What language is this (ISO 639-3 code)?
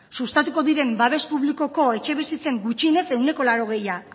eus